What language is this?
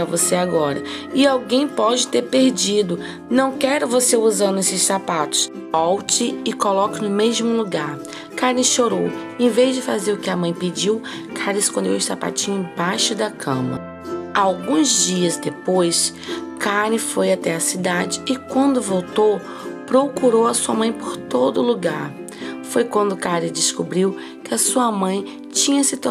Portuguese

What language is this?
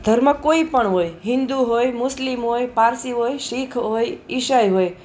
Gujarati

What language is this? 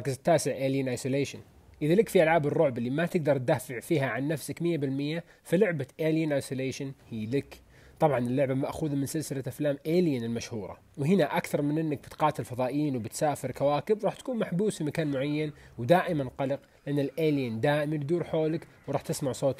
Arabic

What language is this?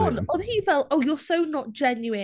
Welsh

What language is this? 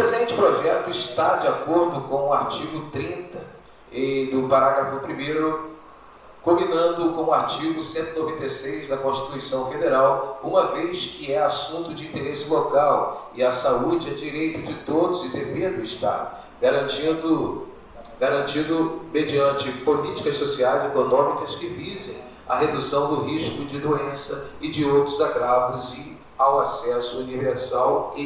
Portuguese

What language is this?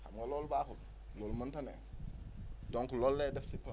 Wolof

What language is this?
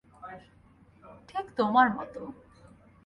Bangla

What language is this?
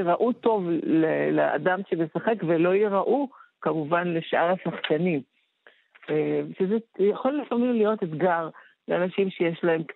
Hebrew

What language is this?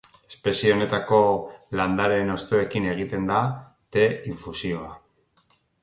Basque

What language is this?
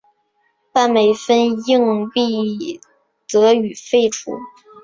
Chinese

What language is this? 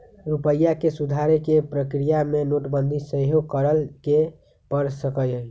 Magahi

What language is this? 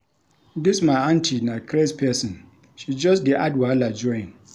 Nigerian Pidgin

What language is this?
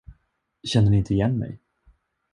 Swedish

